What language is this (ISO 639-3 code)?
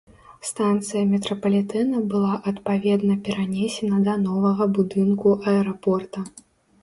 bel